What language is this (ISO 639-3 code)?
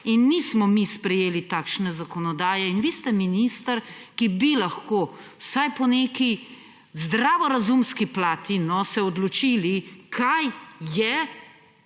slv